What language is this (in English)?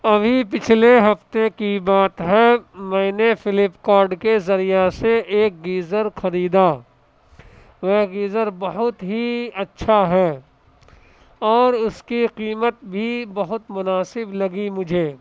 Urdu